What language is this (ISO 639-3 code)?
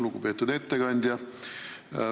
est